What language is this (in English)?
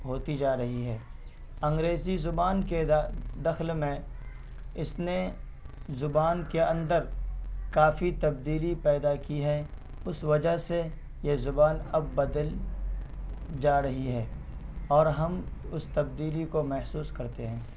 Urdu